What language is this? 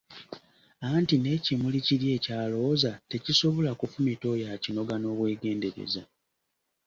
Ganda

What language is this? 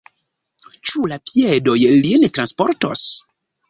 Esperanto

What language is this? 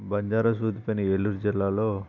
Telugu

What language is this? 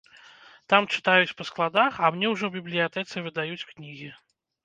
Belarusian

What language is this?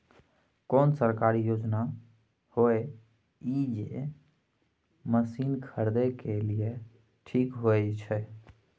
Maithili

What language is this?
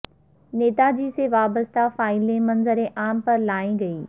Urdu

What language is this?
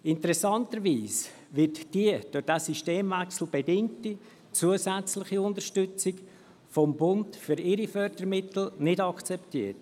Swiss German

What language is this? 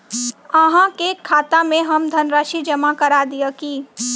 Maithili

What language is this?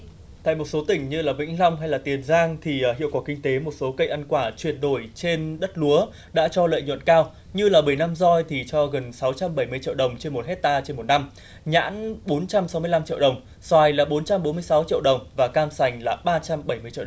Vietnamese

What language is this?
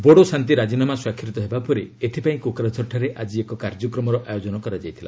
Odia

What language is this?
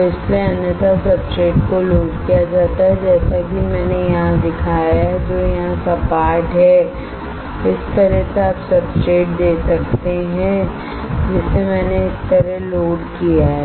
Hindi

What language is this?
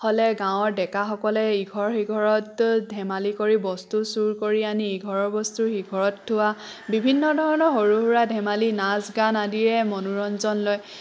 Assamese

